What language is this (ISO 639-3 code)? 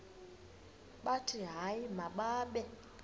xho